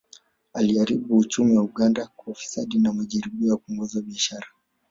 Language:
Swahili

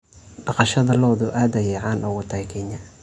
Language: Somali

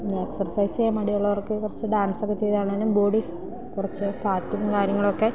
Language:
Malayalam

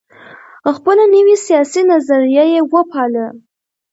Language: Pashto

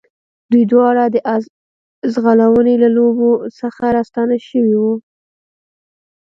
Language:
Pashto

